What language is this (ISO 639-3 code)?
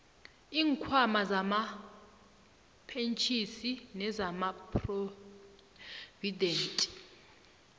nbl